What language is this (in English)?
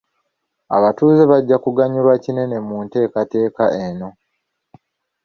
Ganda